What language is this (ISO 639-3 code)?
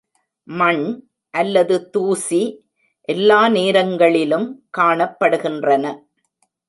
tam